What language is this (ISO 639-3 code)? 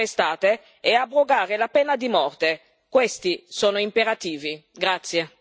ita